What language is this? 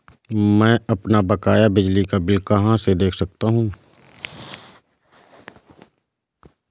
Hindi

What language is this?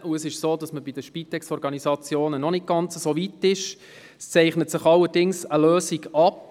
Swiss German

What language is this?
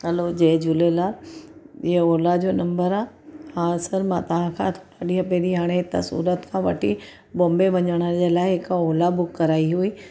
Sindhi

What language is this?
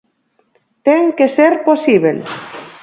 Galician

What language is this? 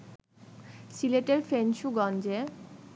Bangla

